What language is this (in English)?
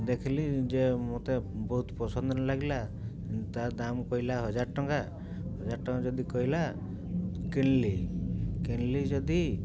Odia